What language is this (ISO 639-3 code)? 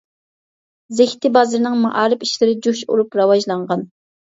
uig